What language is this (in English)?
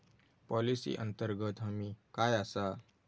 Marathi